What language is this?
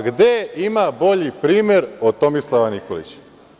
Serbian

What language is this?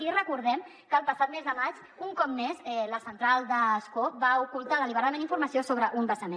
Catalan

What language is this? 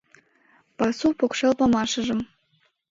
Mari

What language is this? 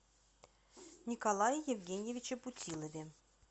Russian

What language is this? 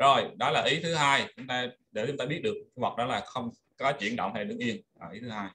Vietnamese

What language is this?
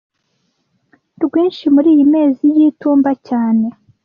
Kinyarwanda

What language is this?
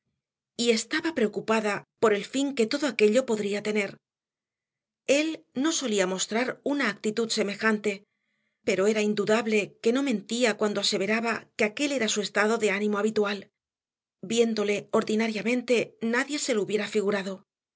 Spanish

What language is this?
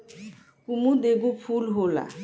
Bhojpuri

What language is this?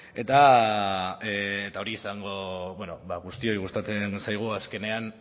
Basque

